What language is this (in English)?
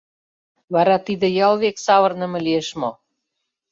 Mari